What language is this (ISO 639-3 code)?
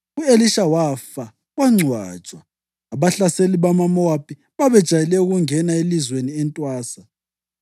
nde